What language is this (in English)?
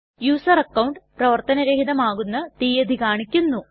Malayalam